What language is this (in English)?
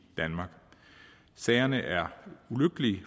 Danish